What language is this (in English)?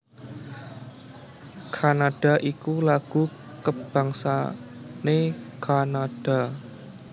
Javanese